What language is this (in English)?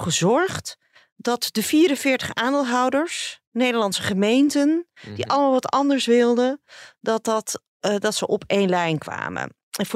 Dutch